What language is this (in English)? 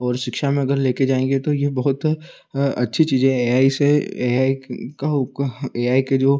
Hindi